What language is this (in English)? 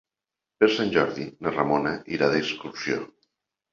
Catalan